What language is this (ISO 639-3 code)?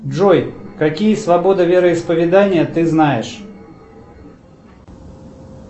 rus